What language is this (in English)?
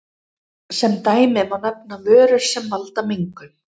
Icelandic